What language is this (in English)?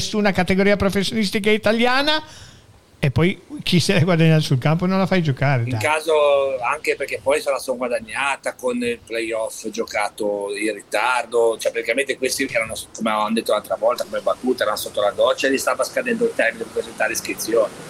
Italian